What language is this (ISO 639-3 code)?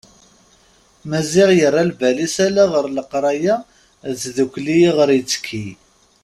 kab